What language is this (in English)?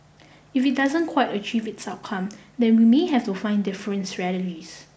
English